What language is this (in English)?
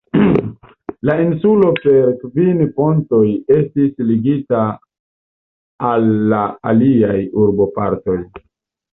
Esperanto